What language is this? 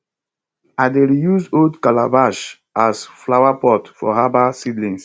Nigerian Pidgin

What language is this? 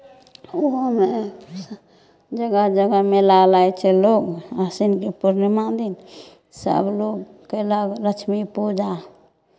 Maithili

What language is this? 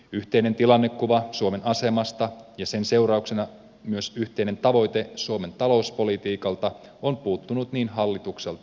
Finnish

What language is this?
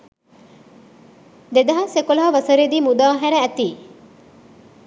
Sinhala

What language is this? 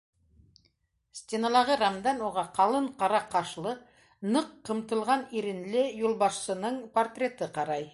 Bashkir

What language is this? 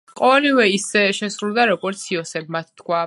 Georgian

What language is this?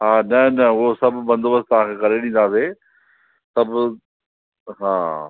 Sindhi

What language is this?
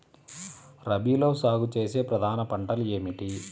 Telugu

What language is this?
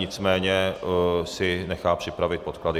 Czech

